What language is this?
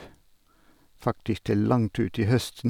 Norwegian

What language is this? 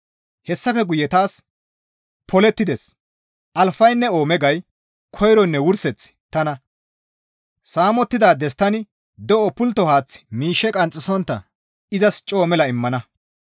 Gamo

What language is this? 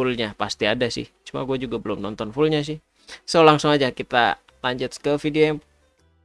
Indonesian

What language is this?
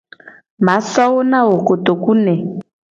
Gen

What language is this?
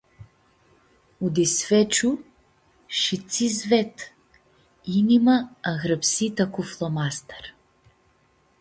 Aromanian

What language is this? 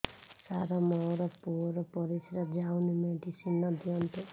Odia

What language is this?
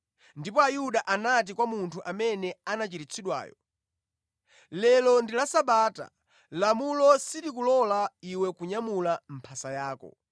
Nyanja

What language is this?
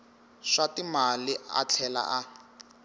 Tsonga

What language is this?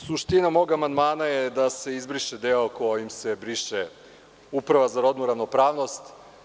Serbian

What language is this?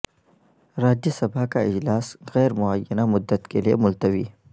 Urdu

